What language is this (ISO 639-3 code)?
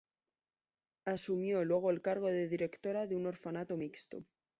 spa